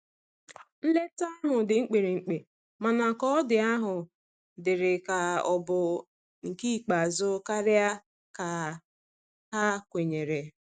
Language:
Igbo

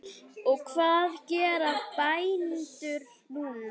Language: Icelandic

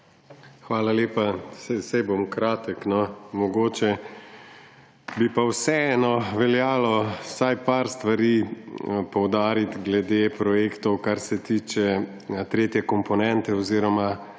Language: Slovenian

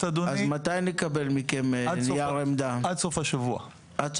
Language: Hebrew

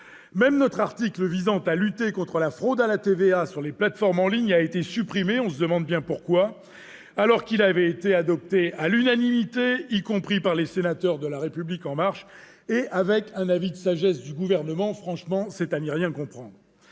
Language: French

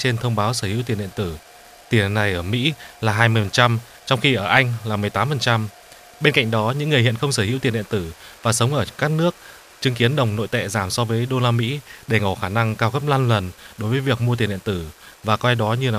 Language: Vietnamese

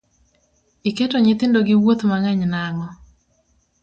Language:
Luo (Kenya and Tanzania)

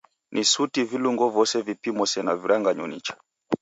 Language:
Taita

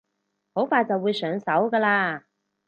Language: Cantonese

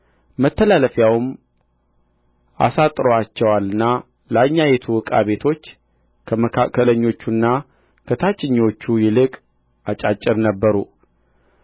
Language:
Amharic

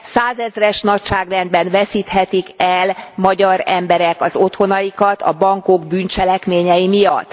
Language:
Hungarian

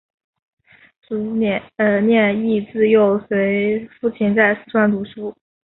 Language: Chinese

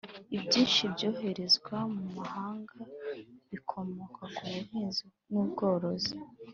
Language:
Kinyarwanda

